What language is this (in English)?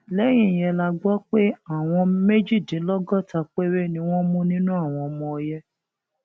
Yoruba